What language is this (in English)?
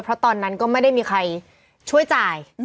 Thai